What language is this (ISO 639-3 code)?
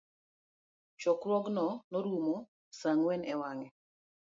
luo